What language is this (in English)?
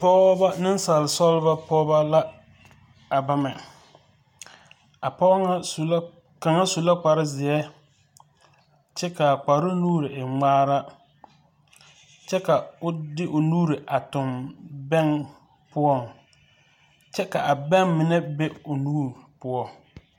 Southern Dagaare